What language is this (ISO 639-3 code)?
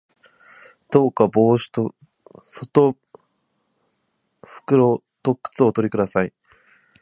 jpn